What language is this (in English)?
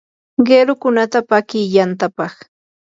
Yanahuanca Pasco Quechua